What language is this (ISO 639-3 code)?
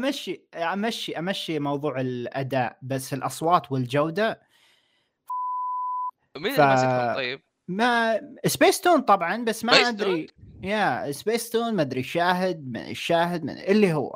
ara